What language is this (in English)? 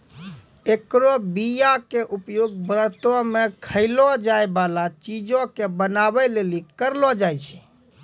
Maithili